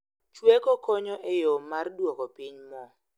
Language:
Luo (Kenya and Tanzania)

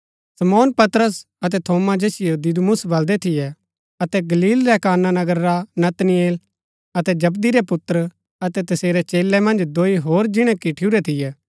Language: Gaddi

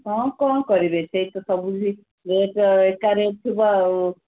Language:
Odia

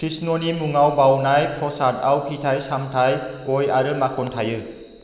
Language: Bodo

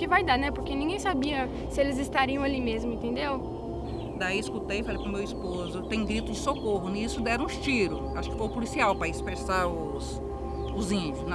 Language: Portuguese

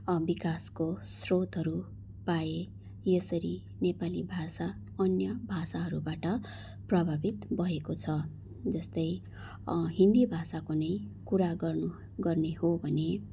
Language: Nepali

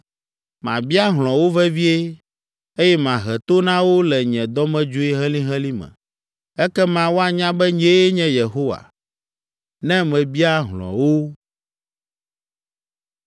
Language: Ewe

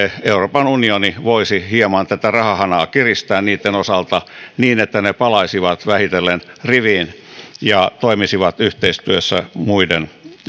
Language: Finnish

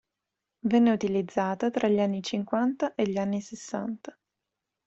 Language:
Italian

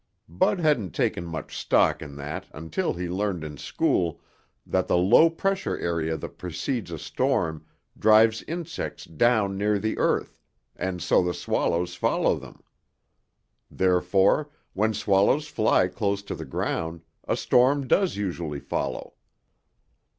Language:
English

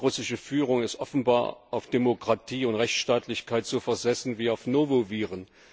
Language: German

